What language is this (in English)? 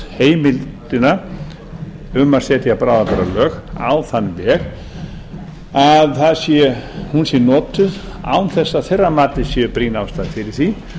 Icelandic